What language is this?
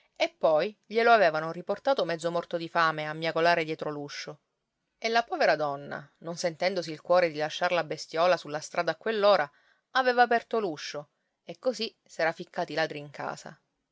Italian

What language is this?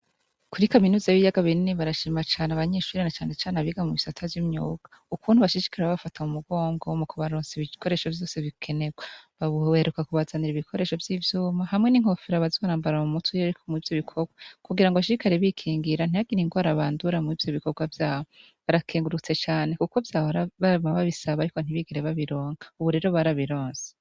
Rundi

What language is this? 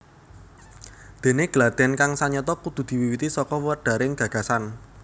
Javanese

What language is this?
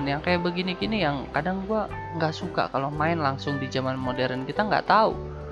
Indonesian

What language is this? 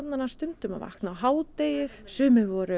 Icelandic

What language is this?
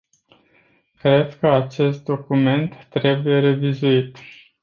Romanian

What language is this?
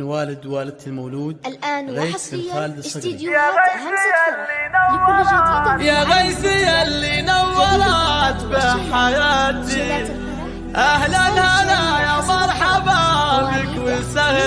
Arabic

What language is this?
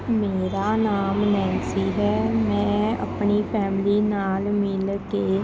Punjabi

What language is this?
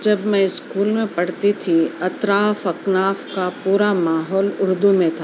Urdu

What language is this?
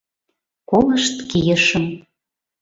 Mari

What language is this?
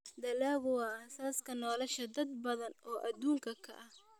Somali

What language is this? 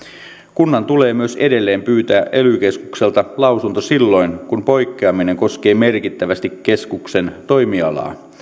Finnish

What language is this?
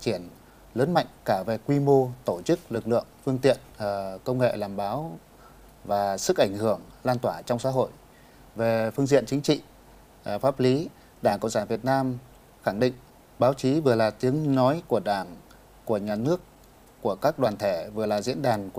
Vietnamese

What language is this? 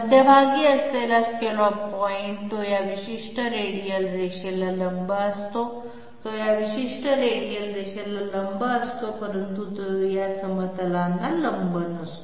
Marathi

